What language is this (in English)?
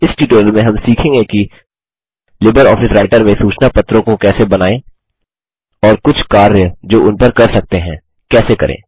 Hindi